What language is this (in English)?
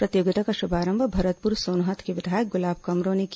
Hindi